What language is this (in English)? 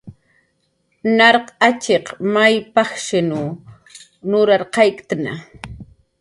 Jaqaru